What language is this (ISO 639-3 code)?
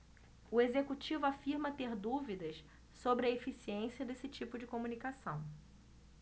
por